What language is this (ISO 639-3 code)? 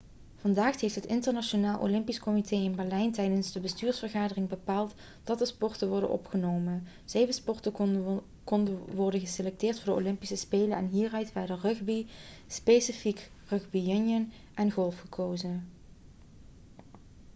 nld